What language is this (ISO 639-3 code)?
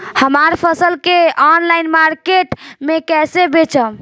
bho